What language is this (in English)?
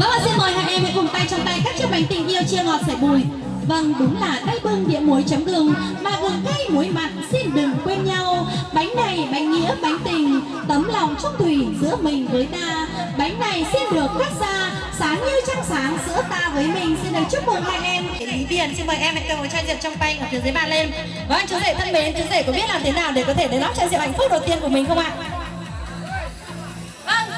Vietnamese